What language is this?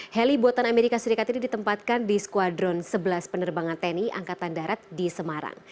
Indonesian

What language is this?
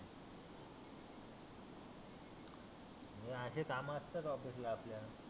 Marathi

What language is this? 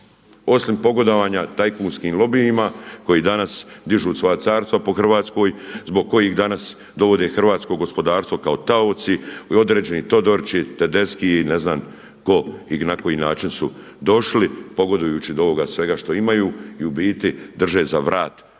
Croatian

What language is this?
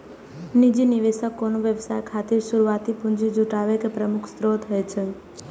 Maithili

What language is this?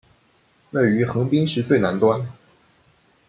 Chinese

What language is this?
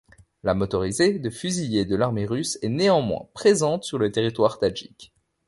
French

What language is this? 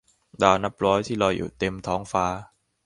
Thai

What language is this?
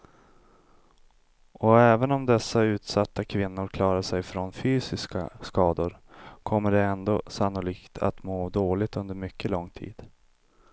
Swedish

